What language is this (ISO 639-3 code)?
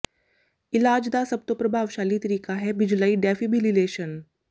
pan